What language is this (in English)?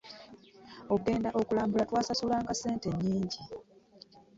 Ganda